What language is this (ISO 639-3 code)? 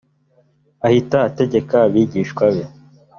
kin